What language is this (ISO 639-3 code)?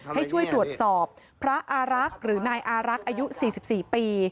tha